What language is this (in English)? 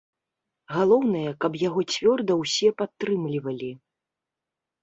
Belarusian